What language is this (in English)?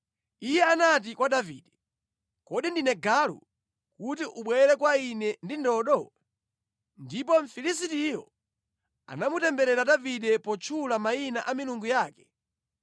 Nyanja